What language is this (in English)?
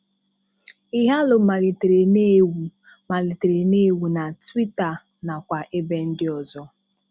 Igbo